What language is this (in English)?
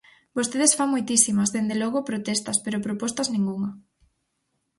Galician